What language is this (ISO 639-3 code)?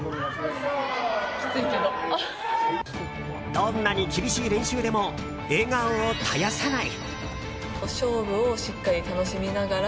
jpn